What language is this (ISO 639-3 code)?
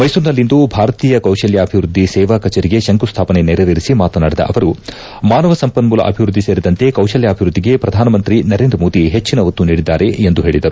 kan